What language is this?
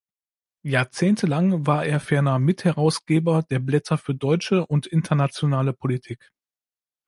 German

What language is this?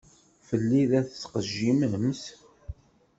Kabyle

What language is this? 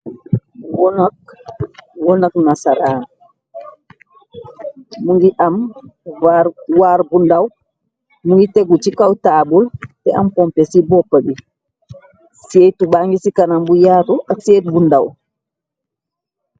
Wolof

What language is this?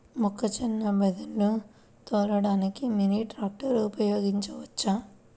Telugu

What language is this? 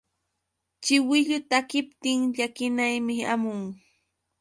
Yauyos Quechua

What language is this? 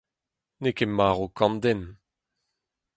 Breton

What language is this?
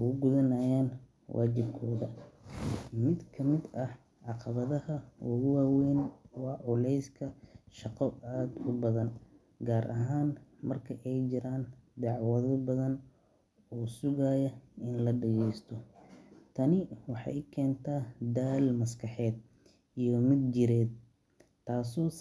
Somali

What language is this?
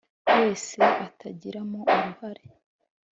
Kinyarwanda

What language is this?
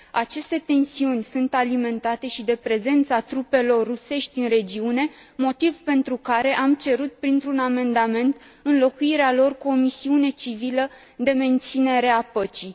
Romanian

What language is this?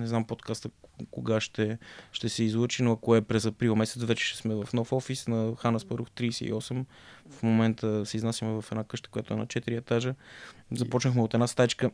Bulgarian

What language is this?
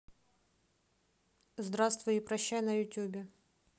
Russian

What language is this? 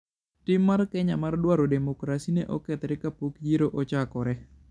Luo (Kenya and Tanzania)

